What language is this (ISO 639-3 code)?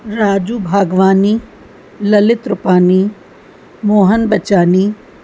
snd